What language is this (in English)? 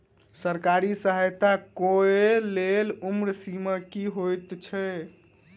Maithili